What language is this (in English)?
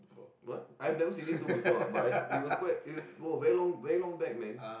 English